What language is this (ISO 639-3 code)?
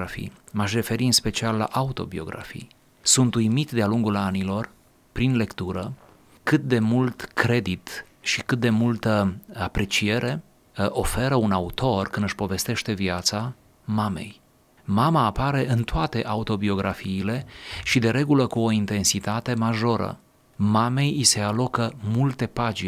ron